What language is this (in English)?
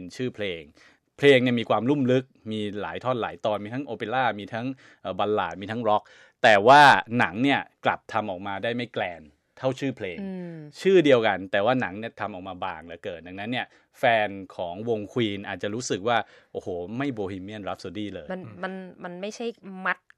Thai